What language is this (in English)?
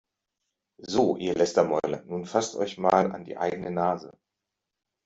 German